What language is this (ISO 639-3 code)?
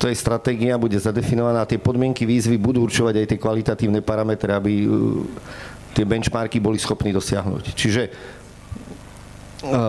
slk